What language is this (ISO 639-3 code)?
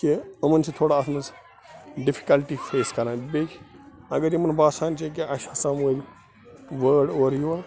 kas